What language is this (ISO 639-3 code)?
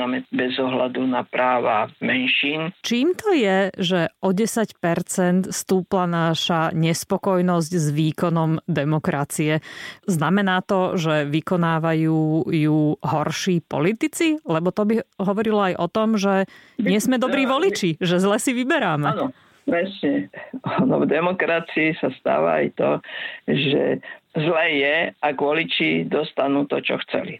slk